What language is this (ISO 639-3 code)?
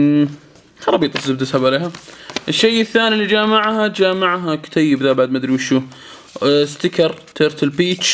ara